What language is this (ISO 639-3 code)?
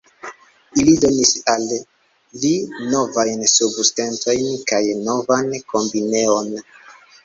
epo